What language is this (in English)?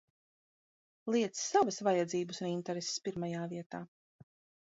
Latvian